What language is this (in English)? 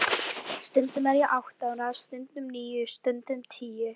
Icelandic